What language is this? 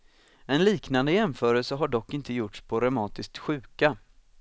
Swedish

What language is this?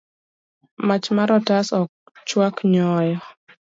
Luo (Kenya and Tanzania)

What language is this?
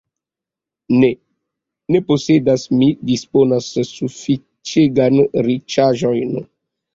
Esperanto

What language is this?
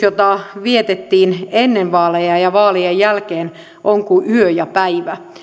Finnish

